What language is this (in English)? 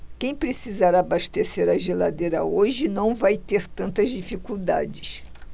Portuguese